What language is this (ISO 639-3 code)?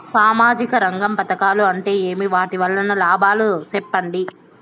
tel